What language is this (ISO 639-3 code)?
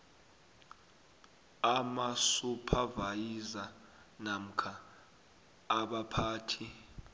nbl